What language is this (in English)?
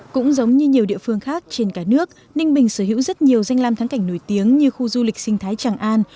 Vietnamese